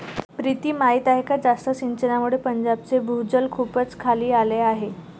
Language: Marathi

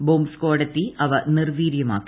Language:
Malayalam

